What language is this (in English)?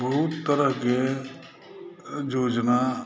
Maithili